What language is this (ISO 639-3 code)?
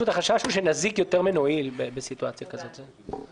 heb